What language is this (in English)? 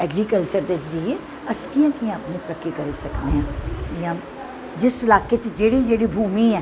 Dogri